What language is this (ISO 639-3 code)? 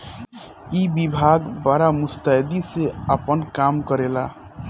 bho